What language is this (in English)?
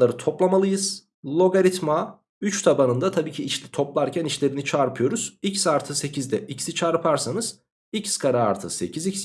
Turkish